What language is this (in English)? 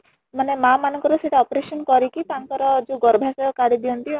Odia